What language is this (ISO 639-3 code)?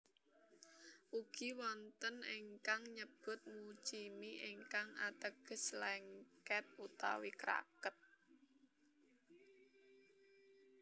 jav